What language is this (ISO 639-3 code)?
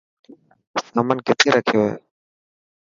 mki